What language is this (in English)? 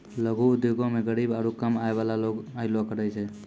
Maithili